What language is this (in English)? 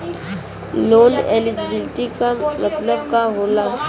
Bhojpuri